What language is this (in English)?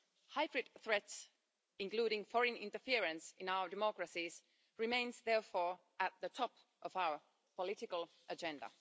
English